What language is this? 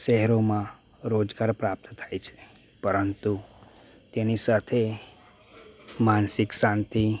Gujarati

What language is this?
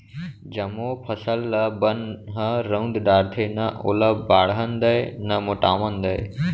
Chhattisgarhi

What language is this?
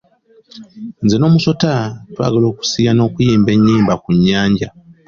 Ganda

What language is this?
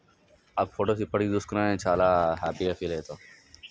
Telugu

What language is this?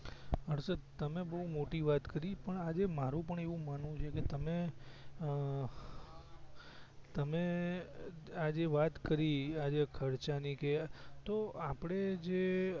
Gujarati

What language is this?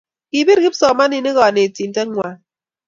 Kalenjin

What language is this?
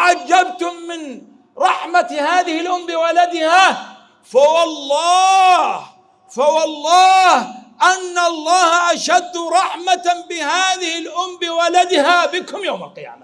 Arabic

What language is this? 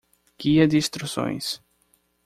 Portuguese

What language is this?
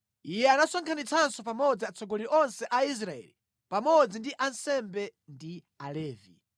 Nyanja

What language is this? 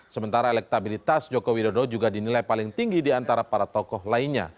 Indonesian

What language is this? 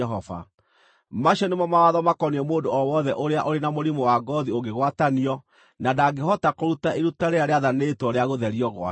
Kikuyu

